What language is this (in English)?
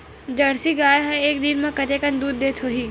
Chhattisgarhi